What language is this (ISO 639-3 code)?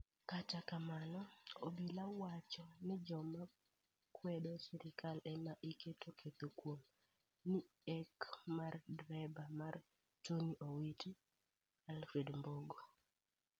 luo